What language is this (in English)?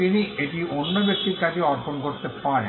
Bangla